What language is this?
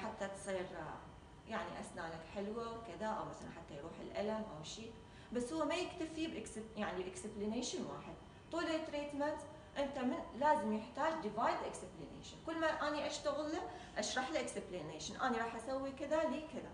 Arabic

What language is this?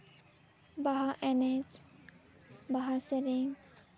Santali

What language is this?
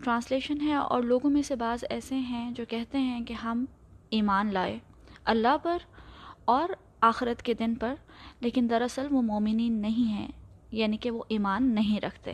Urdu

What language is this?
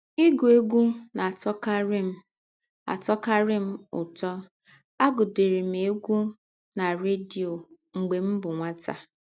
Igbo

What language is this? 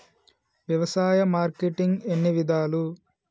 Telugu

